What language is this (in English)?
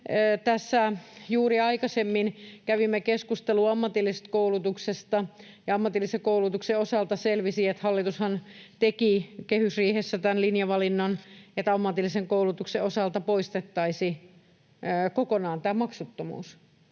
Finnish